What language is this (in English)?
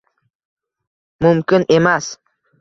Uzbek